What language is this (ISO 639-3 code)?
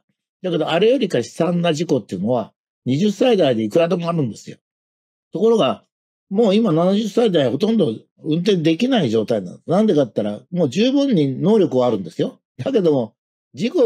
jpn